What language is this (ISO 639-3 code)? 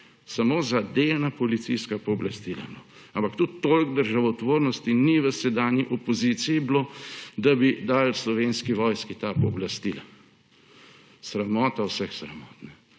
slv